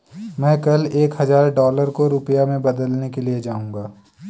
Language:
Hindi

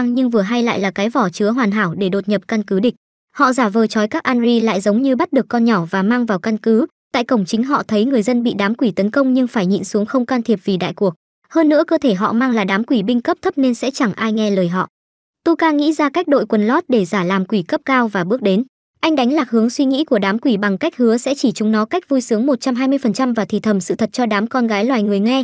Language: Vietnamese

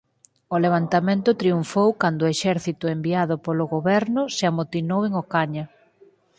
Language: Galician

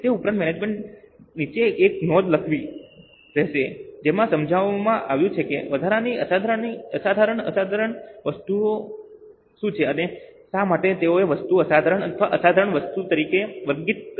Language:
Gujarati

